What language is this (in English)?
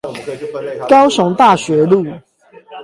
Chinese